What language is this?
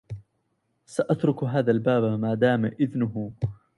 Arabic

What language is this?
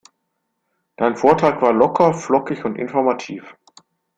German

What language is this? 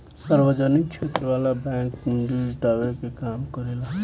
Bhojpuri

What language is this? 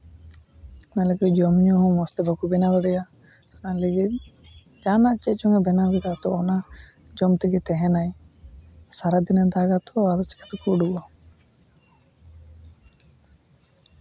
Santali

